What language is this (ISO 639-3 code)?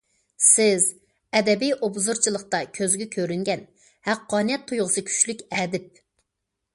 uig